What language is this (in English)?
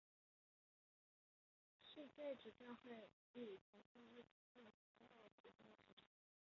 Chinese